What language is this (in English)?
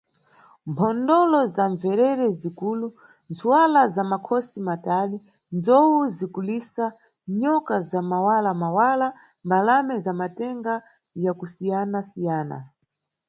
Nyungwe